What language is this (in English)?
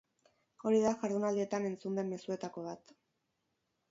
Basque